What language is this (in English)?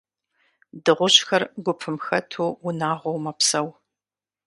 Kabardian